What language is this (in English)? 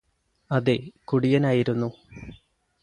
Malayalam